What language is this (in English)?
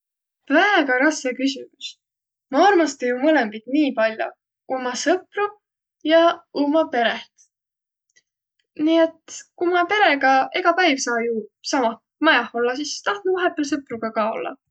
Võro